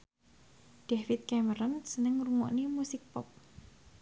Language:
Javanese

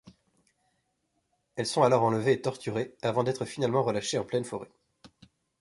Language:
French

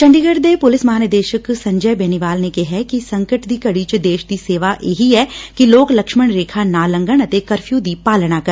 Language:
Punjabi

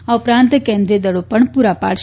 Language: Gujarati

